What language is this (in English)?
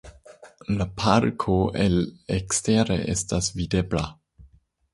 Esperanto